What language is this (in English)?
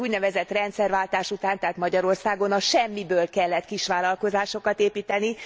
Hungarian